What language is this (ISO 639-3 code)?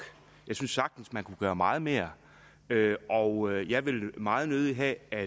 dan